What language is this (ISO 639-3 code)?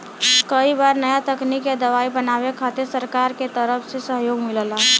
bho